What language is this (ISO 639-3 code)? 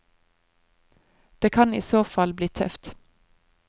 nor